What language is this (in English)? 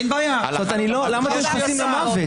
Hebrew